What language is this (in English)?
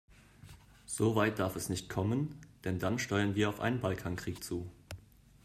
German